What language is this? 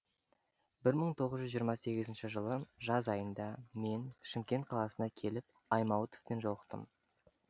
Kazakh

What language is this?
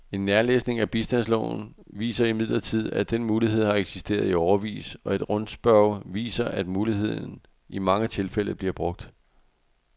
Danish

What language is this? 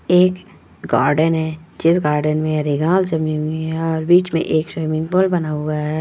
Magahi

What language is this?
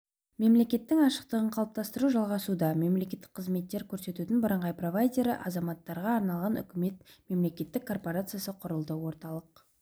Kazakh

